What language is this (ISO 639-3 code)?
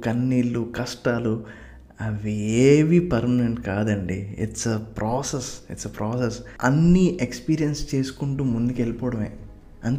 tel